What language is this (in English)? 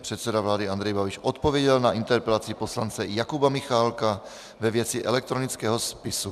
Czech